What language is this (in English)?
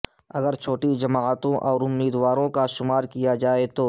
Urdu